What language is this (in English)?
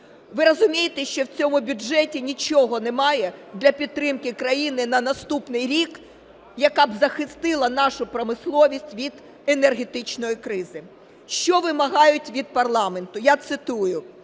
Ukrainian